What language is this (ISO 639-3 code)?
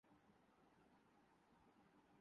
urd